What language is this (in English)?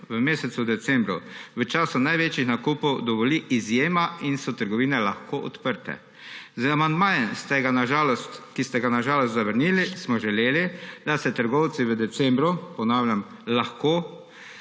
Slovenian